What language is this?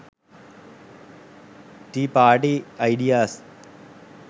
Sinhala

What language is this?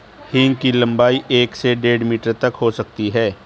Hindi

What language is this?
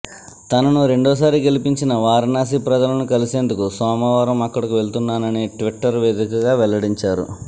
Telugu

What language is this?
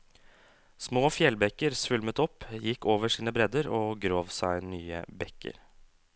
Norwegian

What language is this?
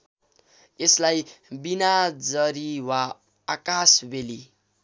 Nepali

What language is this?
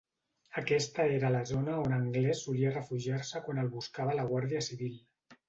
Catalan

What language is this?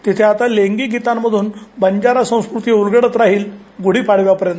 Marathi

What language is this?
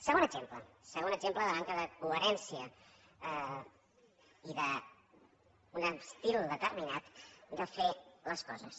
Catalan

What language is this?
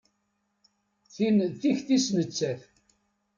Kabyle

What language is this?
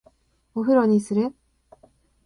Japanese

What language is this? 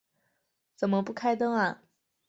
Chinese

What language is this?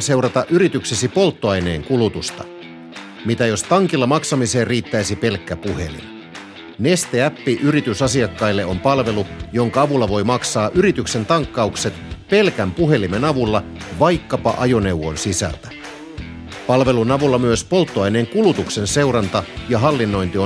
Finnish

